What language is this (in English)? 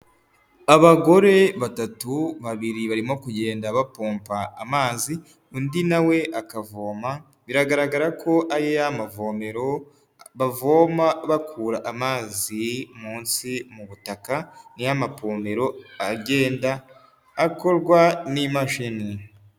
Kinyarwanda